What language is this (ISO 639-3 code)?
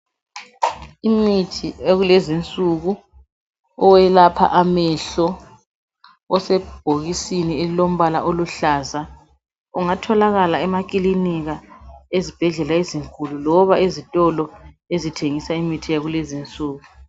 nde